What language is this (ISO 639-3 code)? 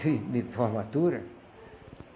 por